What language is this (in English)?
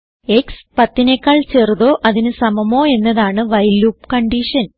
Malayalam